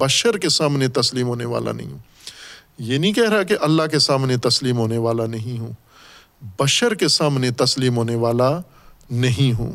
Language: Urdu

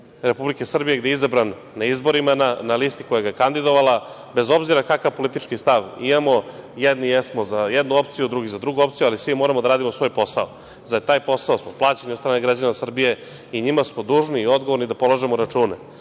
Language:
Serbian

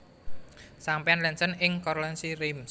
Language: Javanese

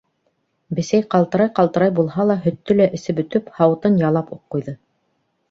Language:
Bashkir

